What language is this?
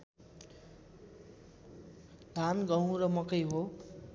Nepali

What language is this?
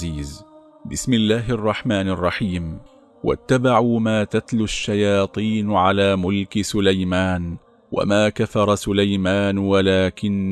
Arabic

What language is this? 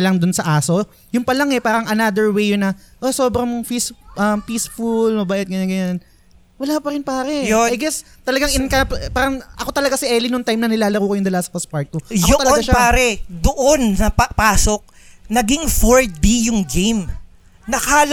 Filipino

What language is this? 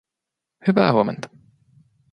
Finnish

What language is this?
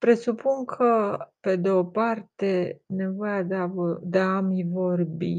Romanian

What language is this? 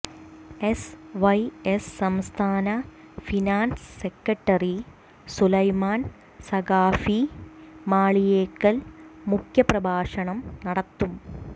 Malayalam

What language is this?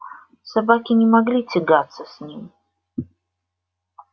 Russian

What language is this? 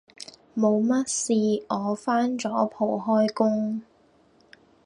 Cantonese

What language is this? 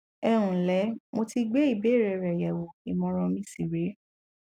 Yoruba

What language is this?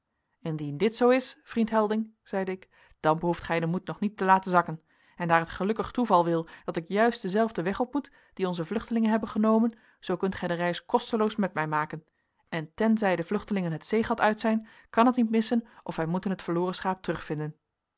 Dutch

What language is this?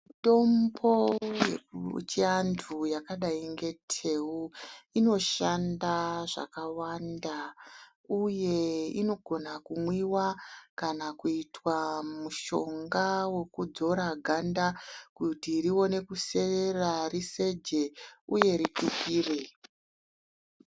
Ndau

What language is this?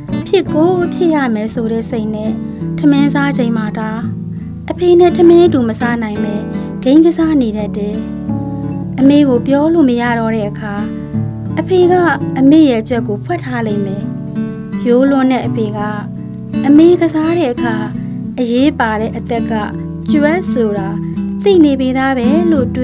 Thai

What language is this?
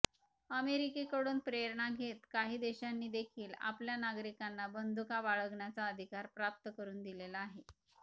Marathi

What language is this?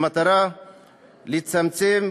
Hebrew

